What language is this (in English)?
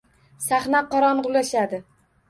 Uzbek